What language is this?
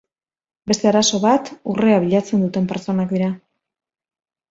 Basque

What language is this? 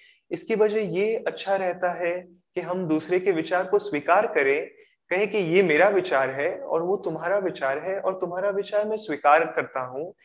Hindi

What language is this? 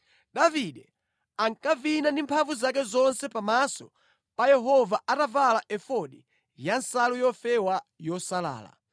Nyanja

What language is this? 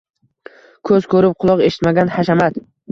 Uzbek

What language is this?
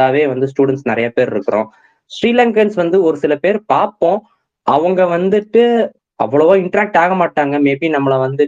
Tamil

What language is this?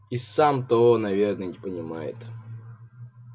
Russian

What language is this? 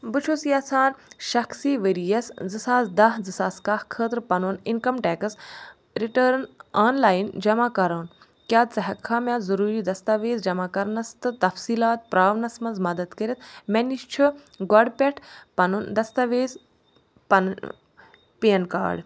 Kashmiri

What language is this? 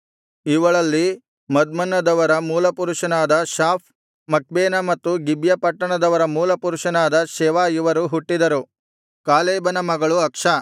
Kannada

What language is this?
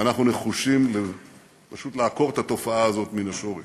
Hebrew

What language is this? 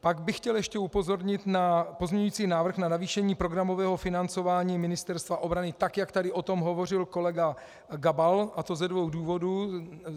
Czech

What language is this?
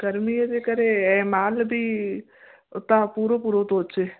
Sindhi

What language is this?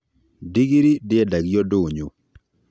Kikuyu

